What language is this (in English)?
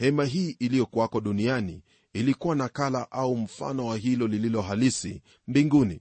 Swahili